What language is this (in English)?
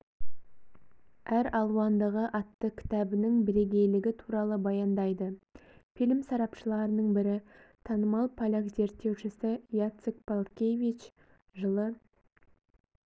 Kazakh